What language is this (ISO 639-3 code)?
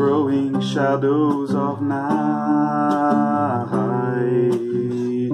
eng